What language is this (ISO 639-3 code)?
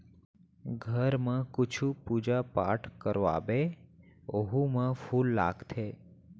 hne